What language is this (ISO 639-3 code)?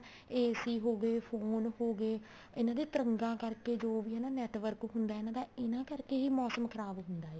pan